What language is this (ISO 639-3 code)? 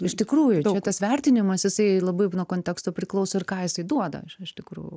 lit